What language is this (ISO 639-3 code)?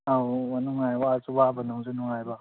mni